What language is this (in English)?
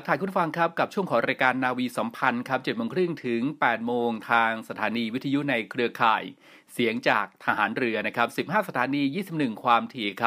Thai